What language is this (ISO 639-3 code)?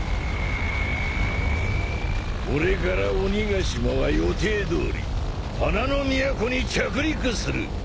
jpn